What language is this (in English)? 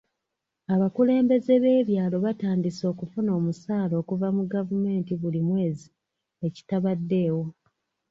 Ganda